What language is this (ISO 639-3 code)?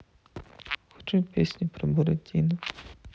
rus